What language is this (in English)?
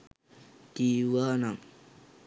Sinhala